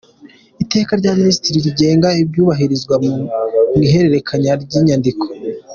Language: Kinyarwanda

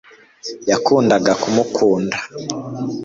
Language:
Kinyarwanda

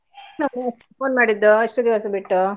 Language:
Kannada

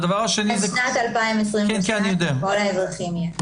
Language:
Hebrew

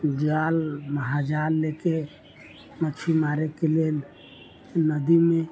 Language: Maithili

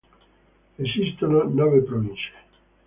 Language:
Italian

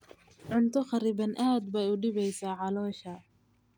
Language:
Somali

